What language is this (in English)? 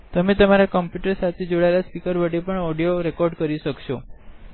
Gujarati